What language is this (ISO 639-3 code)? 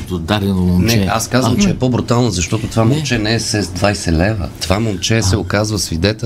bul